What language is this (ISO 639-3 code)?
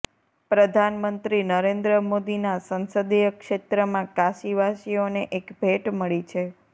guj